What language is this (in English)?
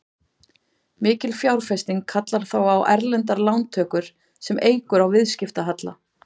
Icelandic